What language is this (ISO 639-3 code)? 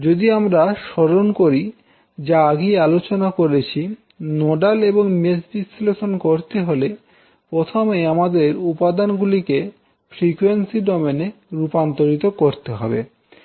ben